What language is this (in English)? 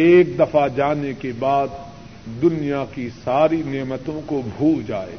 Urdu